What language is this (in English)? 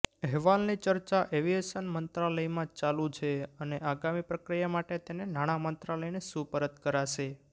Gujarati